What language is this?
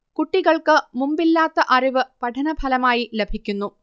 Malayalam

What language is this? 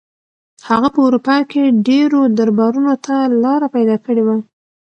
Pashto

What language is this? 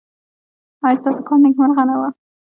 Pashto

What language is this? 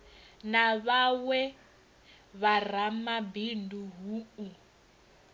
Venda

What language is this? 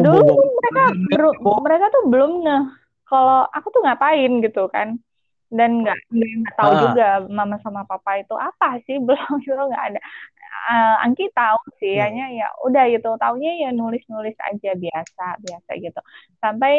Indonesian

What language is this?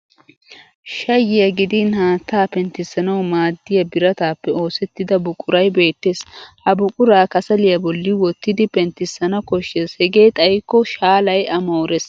Wolaytta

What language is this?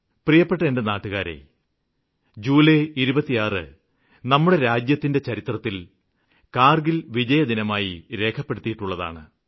Malayalam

